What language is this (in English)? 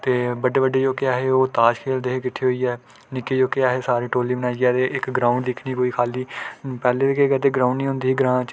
Dogri